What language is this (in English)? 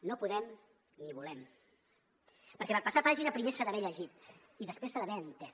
Catalan